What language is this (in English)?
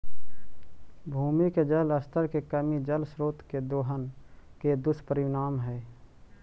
Magahi